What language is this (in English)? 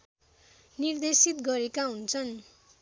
Nepali